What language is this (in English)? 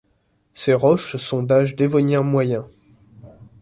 French